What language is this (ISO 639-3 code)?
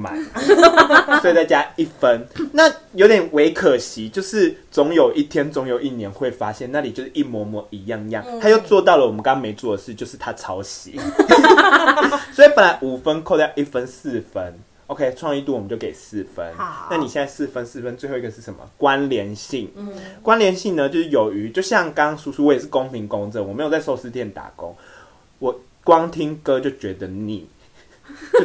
zho